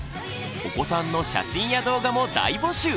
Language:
Japanese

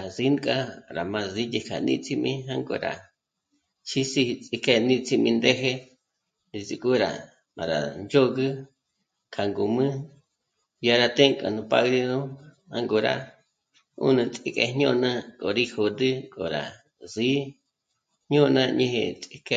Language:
Michoacán Mazahua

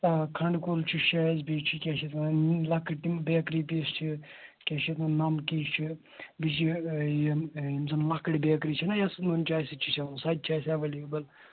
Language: Kashmiri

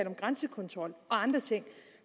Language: Danish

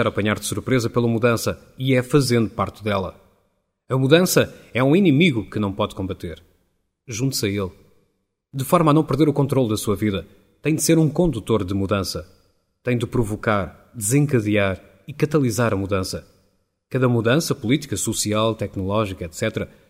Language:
Portuguese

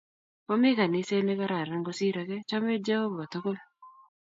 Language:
Kalenjin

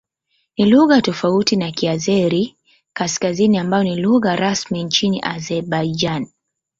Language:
Swahili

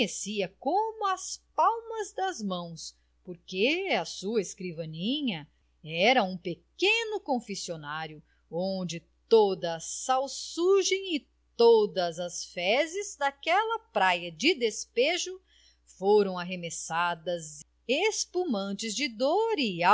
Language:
Portuguese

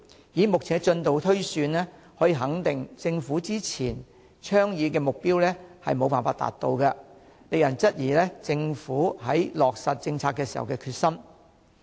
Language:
Cantonese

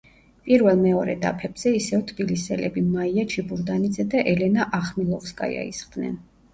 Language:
Georgian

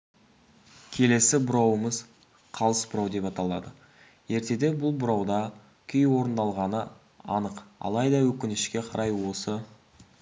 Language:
Kazakh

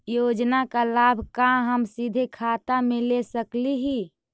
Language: Magahi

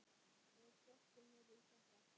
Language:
Icelandic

